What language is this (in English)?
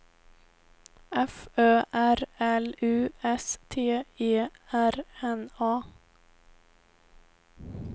Swedish